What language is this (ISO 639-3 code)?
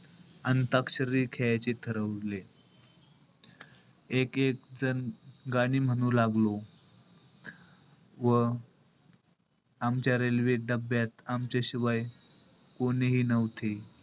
mar